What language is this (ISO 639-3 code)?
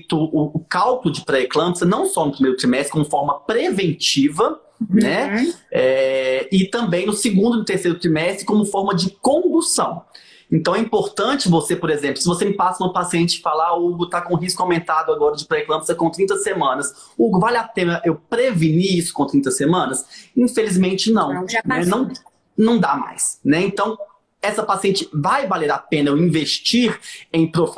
por